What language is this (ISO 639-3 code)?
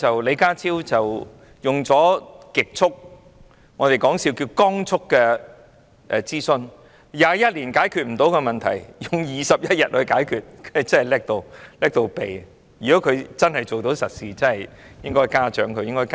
yue